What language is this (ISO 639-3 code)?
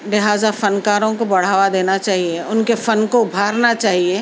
urd